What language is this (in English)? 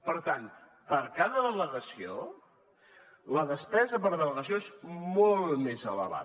Catalan